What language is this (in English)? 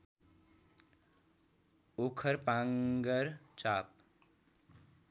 Nepali